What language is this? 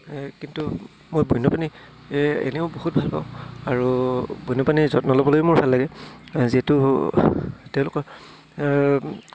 Assamese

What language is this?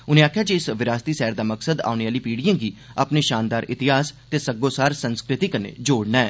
Dogri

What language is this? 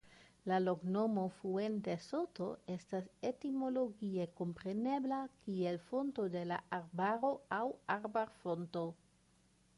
Esperanto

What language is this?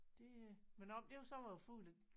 Danish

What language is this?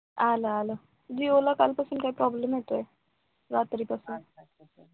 Marathi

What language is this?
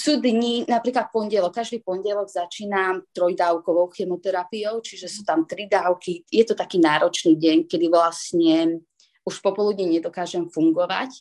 Slovak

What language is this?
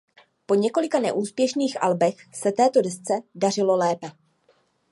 Czech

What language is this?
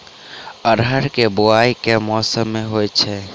Maithili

